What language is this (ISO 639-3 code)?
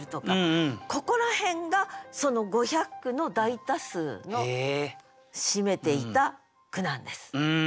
jpn